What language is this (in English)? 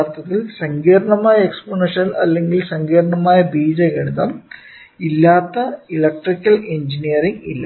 Malayalam